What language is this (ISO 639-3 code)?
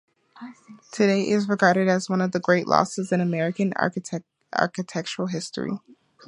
eng